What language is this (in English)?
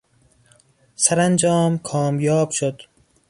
Persian